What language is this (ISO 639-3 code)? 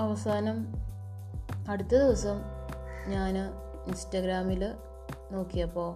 mal